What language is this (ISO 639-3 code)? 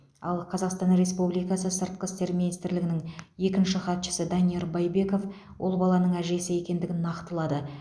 kaz